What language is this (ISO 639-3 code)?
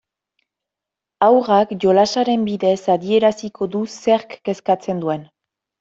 eus